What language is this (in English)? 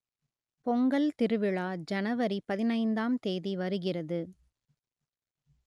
Tamil